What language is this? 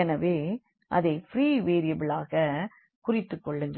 Tamil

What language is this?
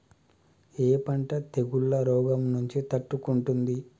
Telugu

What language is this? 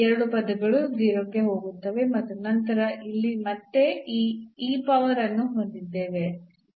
Kannada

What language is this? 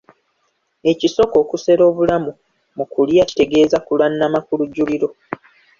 Ganda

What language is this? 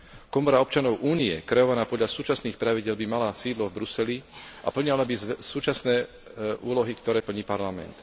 Slovak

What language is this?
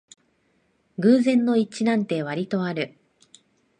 Japanese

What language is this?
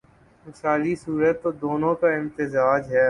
Urdu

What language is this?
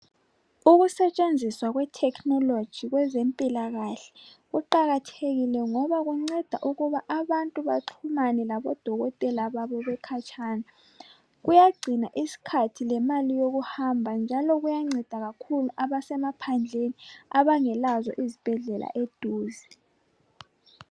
North Ndebele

